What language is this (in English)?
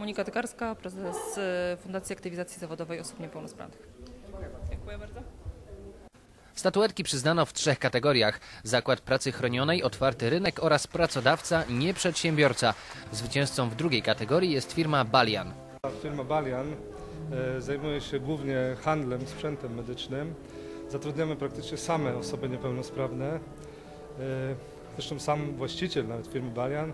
Polish